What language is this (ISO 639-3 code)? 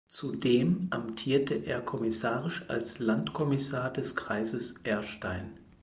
deu